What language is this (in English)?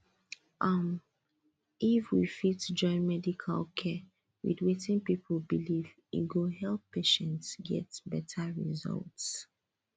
Nigerian Pidgin